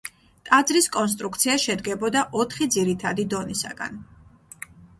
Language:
Georgian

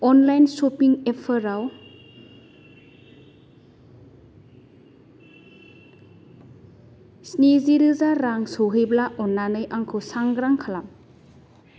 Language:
Bodo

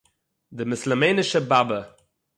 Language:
Yiddish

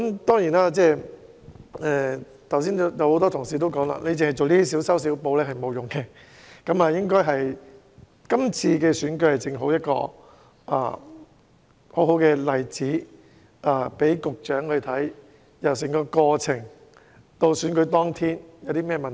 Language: Cantonese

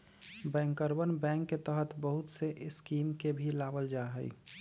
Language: Magahi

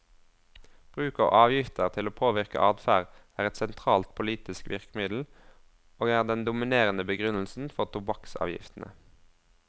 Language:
Norwegian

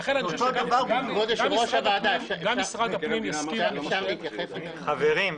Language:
Hebrew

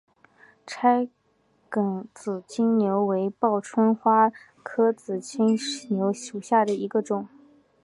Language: Chinese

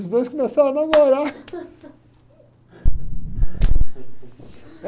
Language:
Portuguese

